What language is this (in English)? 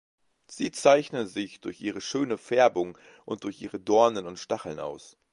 German